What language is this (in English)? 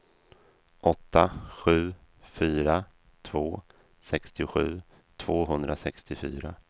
Swedish